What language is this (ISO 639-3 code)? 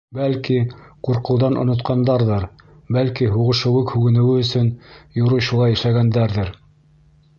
bak